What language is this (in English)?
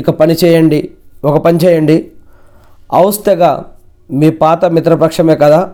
Telugu